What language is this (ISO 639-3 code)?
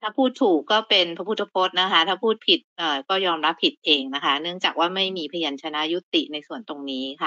tha